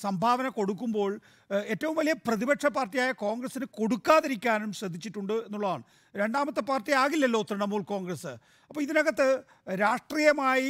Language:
Malayalam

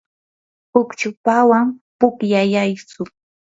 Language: Yanahuanca Pasco Quechua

